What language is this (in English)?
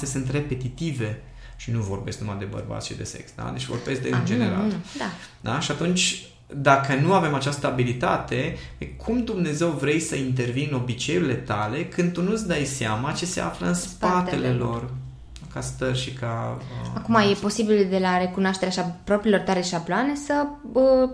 Romanian